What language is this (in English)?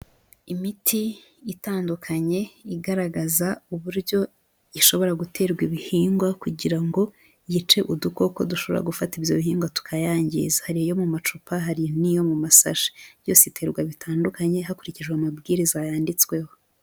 Kinyarwanda